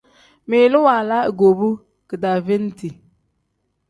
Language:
Tem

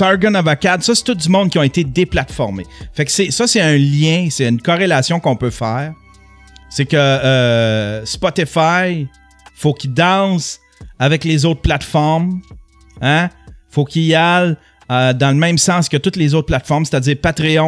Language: French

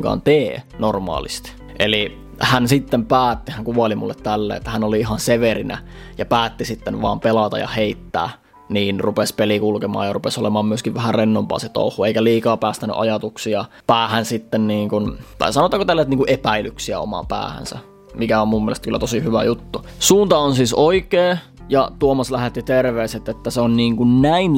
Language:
Finnish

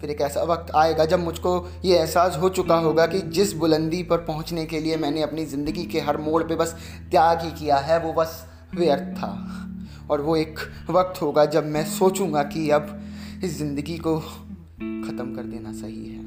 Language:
Hindi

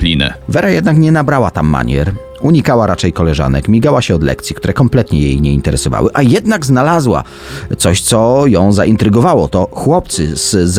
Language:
Polish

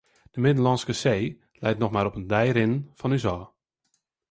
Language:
Western Frisian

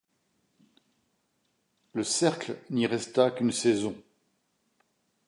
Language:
French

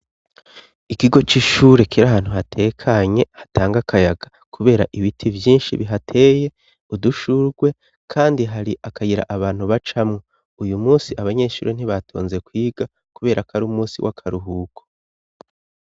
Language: Rundi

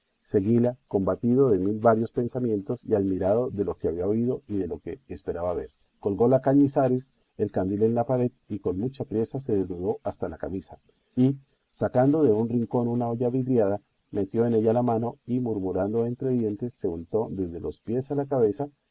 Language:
Spanish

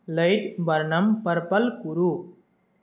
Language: Sanskrit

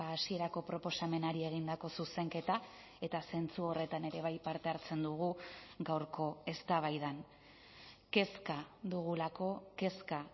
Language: Basque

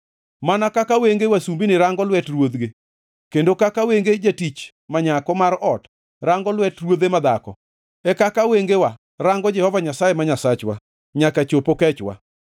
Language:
Luo (Kenya and Tanzania)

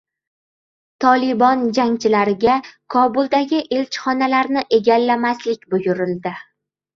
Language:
Uzbek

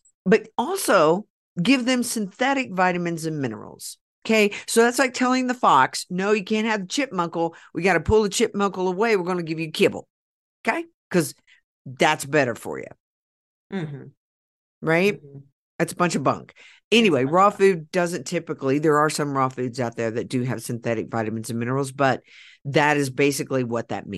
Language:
English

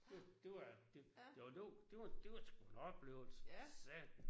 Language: Danish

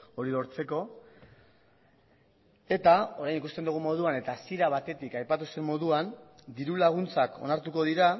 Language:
Basque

